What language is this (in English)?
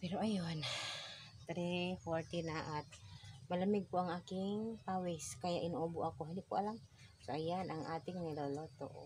Filipino